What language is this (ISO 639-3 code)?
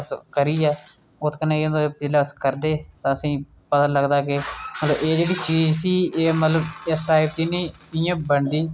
doi